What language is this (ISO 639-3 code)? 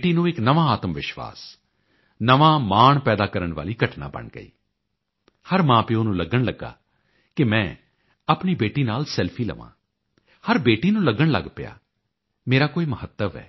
pan